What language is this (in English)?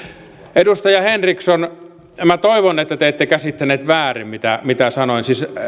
Finnish